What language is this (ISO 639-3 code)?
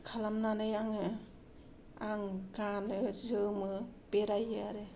brx